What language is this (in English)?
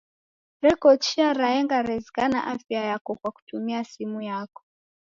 Taita